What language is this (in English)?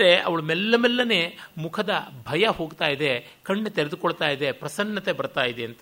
Kannada